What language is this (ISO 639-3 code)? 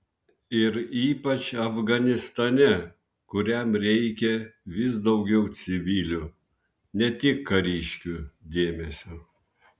lit